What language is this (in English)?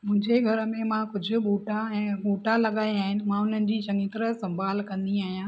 Sindhi